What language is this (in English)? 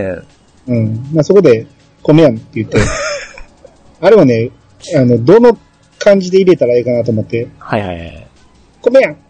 Japanese